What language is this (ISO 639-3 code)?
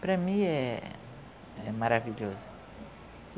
por